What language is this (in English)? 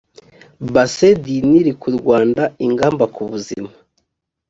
Kinyarwanda